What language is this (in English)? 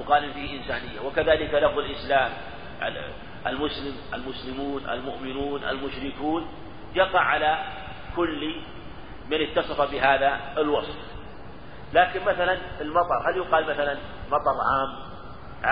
Arabic